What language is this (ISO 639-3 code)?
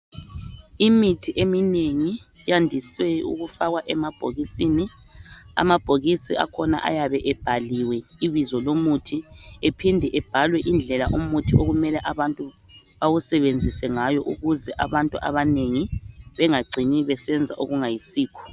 nde